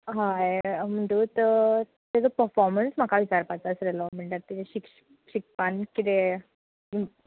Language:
Konkani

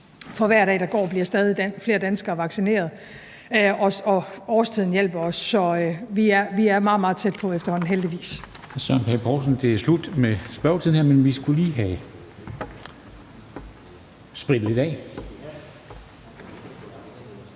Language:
Danish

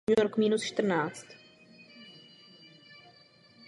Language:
Czech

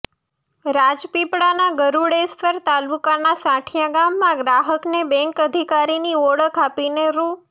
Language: Gujarati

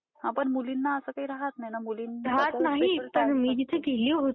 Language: Marathi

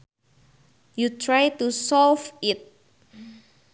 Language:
Sundanese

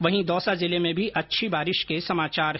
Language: Hindi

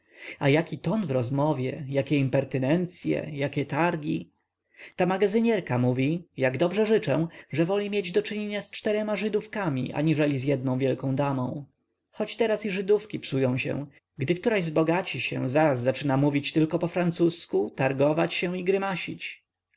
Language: Polish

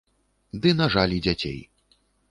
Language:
Belarusian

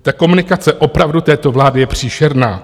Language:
Czech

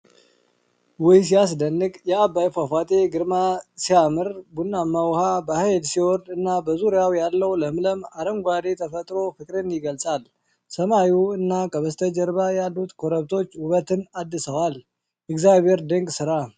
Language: Amharic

